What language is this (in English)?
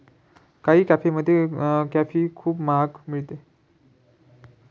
Marathi